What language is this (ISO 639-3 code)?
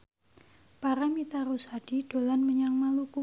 jav